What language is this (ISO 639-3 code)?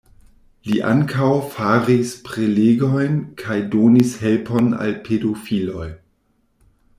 epo